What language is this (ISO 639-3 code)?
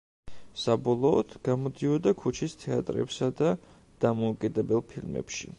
kat